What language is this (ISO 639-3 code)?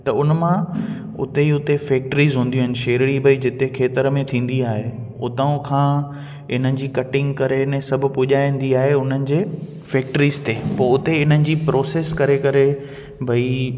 snd